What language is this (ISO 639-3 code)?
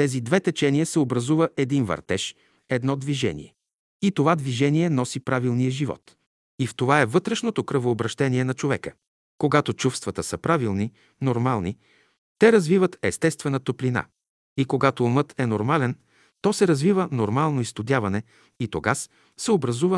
bul